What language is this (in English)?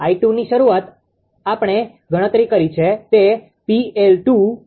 Gujarati